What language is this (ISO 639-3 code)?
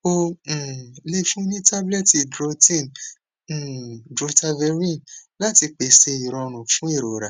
yor